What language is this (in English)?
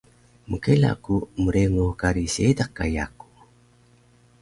Taroko